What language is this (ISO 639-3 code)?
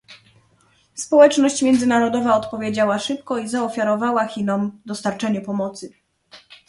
pol